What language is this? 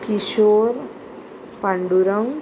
Konkani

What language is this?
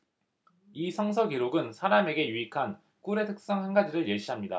Korean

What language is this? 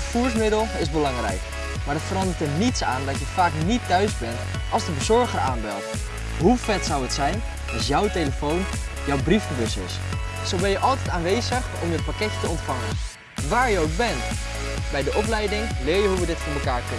Dutch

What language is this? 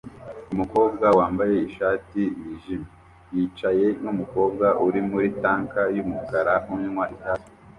Kinyarwanda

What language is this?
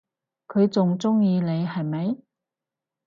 Cantonese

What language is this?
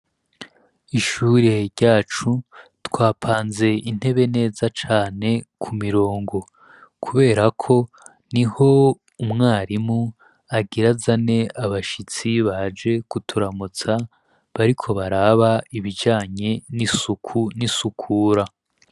Rundi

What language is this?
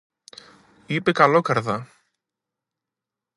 Greek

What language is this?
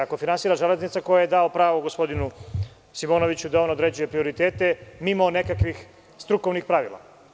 Serbian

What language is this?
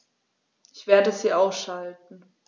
German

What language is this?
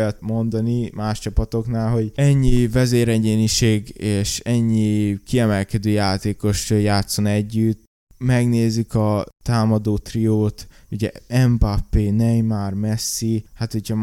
Hungarian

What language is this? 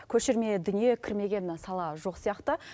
Kazakh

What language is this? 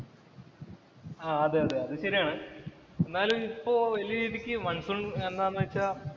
Malayalam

